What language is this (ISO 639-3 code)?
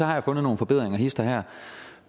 dan